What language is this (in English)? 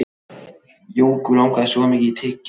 Icelandic